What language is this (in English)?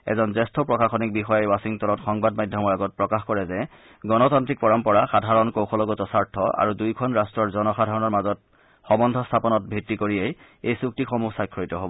Assamese